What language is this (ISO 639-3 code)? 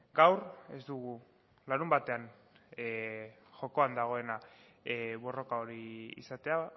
eus